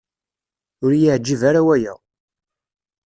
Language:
Kabyle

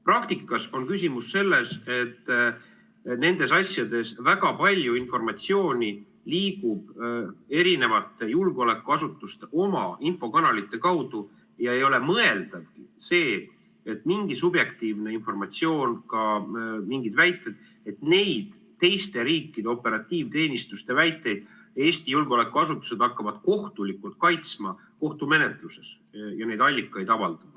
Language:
Estonian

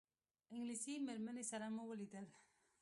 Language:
Pashto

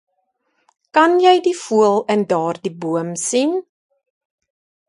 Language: Afrikaans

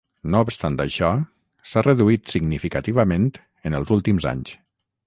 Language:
Catalan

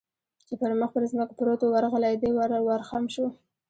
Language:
Pashto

